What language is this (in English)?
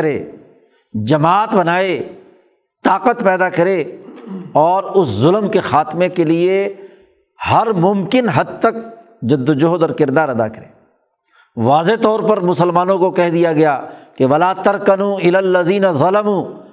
Urdu